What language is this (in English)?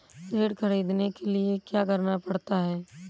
Hindi